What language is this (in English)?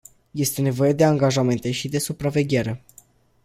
Romanian